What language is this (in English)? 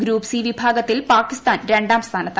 Malayalam